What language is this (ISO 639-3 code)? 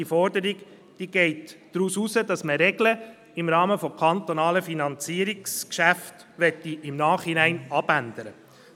gsw